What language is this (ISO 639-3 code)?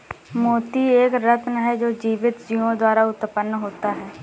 hin